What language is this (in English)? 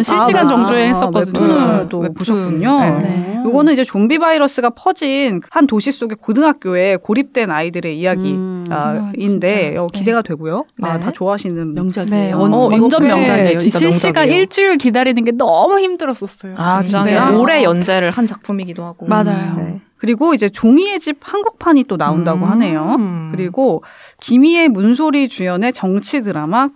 Korean